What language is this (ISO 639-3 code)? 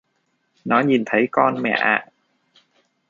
vie